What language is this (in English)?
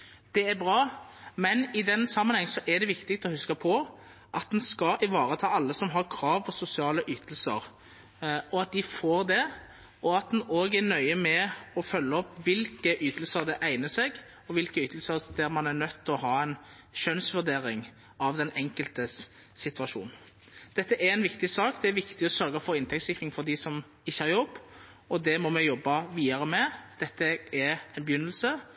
Norwegian Bokmål